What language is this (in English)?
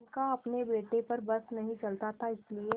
Hindi